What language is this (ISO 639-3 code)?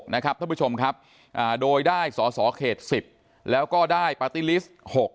tha